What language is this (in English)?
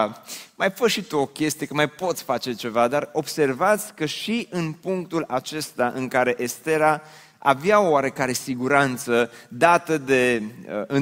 Romanian